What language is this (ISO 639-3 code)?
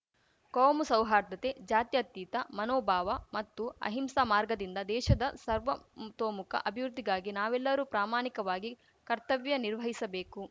kan